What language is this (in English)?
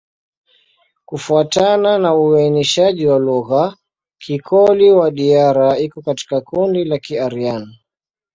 Swahili